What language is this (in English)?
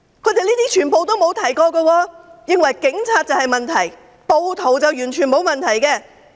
Cantonese